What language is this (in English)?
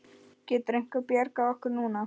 Icelandic